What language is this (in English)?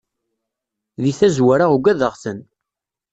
Kabyle